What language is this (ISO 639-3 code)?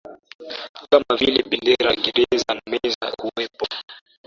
swa